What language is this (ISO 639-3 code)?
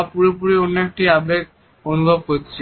ben